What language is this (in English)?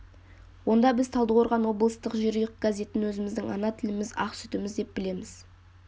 Kazakh